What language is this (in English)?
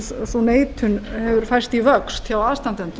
Icelandic